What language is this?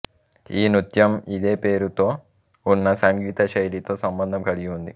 Telugu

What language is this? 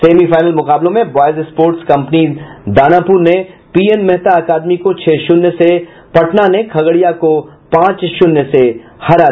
Hindi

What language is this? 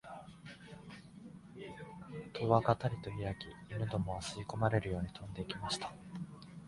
Japanese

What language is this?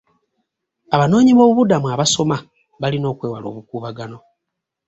Ganda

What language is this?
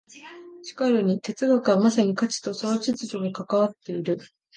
Japanese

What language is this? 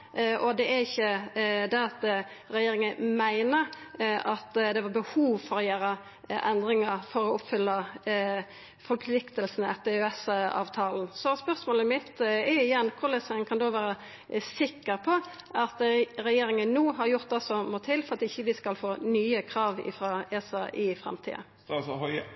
Norwegian Nynorsk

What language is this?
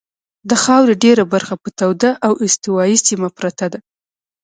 Pashto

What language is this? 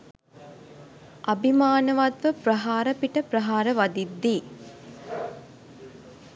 Sinhala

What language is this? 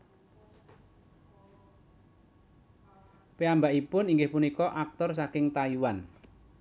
Javanese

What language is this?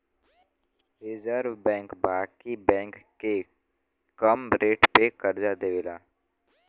Bhojpuri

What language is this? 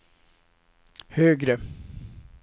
Swedish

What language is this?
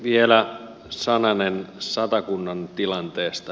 Finnish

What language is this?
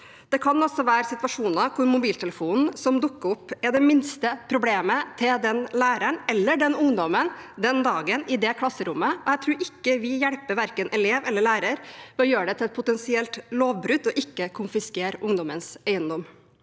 Norwegian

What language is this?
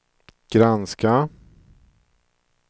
Swedish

